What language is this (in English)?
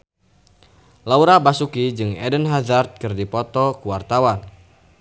Sundanese